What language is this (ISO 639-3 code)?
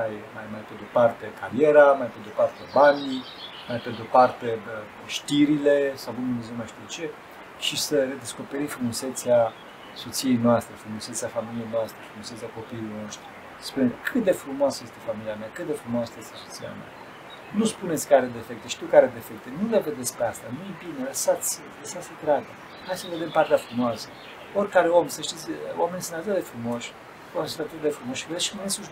ron